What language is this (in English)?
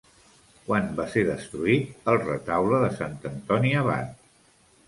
Catalan